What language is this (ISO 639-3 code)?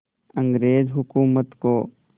hin